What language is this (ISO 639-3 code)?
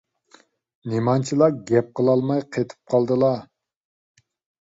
uig